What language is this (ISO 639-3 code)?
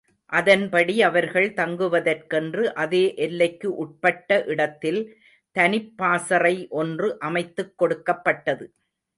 tam